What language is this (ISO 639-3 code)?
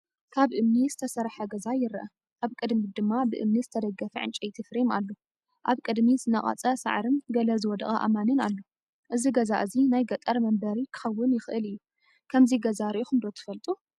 tir